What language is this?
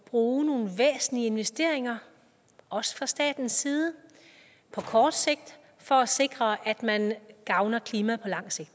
Danish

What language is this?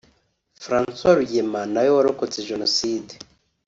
Kinyarwanda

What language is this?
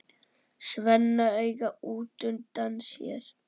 Icelandic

